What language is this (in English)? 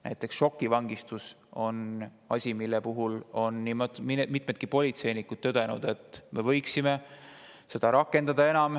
Estonian